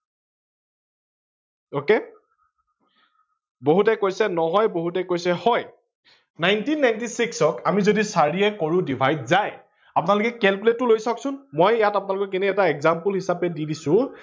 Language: Assamese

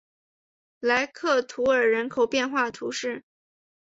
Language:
Chinese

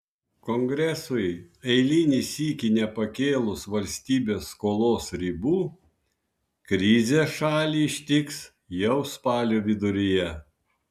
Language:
Lithuanian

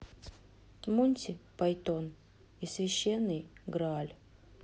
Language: Russian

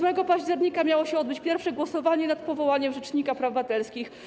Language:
Polish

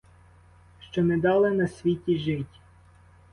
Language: Ukrainian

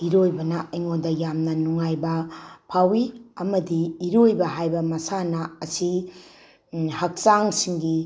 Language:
Manipuri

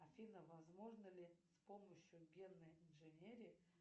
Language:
Russian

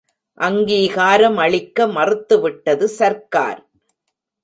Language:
Tamil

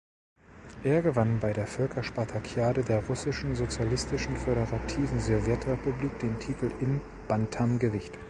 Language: German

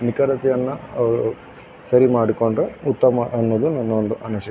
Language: Kannada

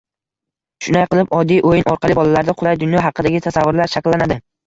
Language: Uzbek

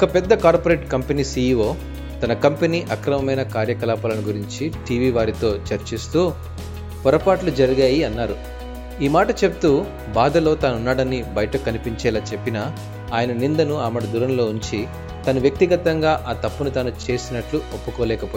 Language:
Telugu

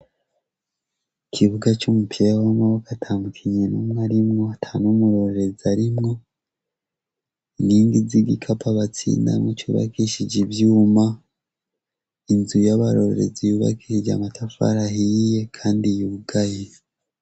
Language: Rundi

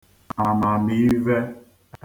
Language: Igbo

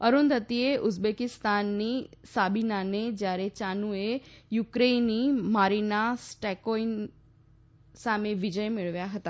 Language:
Gujarati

